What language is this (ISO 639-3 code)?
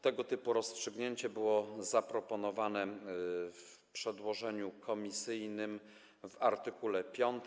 pol